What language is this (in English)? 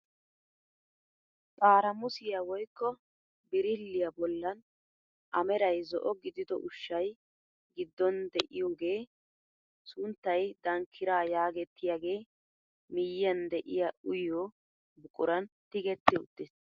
Wolaytta